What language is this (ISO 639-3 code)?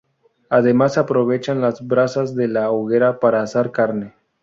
spa